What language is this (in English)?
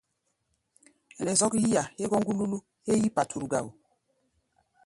Gbaya